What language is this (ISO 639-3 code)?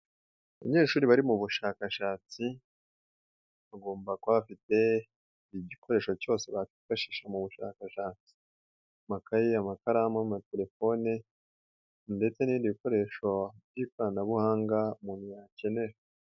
kin